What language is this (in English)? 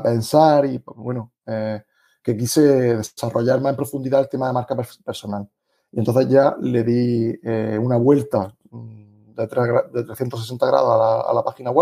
Spanish